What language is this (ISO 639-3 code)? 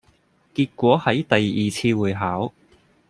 yue